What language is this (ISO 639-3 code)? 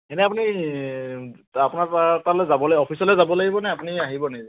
asm